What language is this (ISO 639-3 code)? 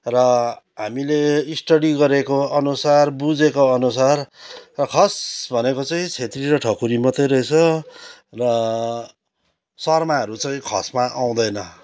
nep